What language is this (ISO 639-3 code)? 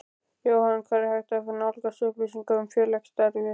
isl